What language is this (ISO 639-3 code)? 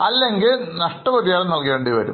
mal